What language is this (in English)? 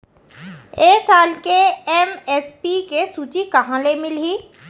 Chhattisgarhi